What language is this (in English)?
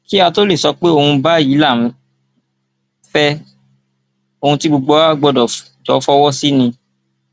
Yoruba